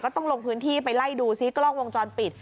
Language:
Thai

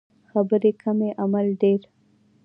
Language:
Pashto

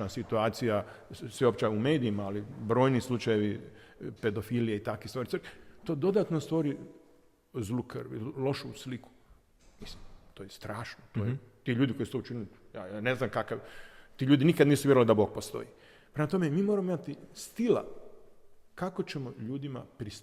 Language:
Croatian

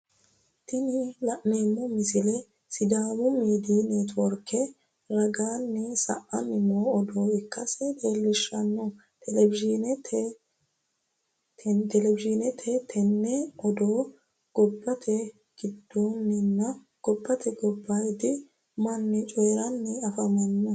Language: Sidamo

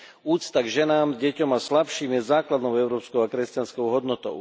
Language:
Slovak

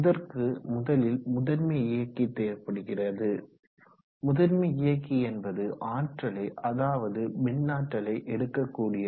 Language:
Tamil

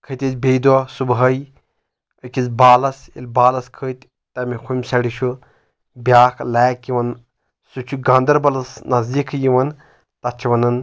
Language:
Kashmiri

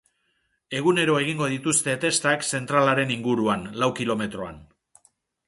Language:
Basque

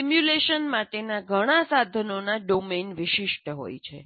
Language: Gujarati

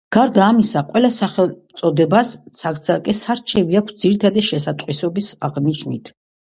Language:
Georgian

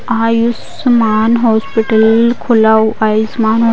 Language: Hindi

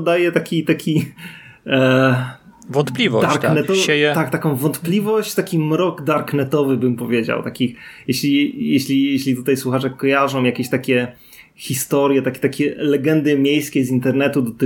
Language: Polish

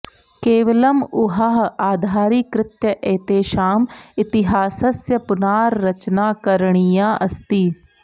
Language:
Sanskrit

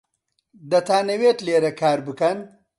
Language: Central Kurdish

